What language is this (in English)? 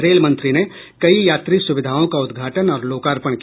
Hindi